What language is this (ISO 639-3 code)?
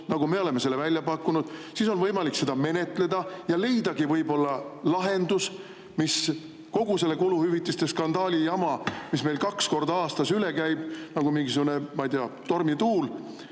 est